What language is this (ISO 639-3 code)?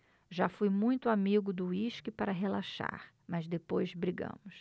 por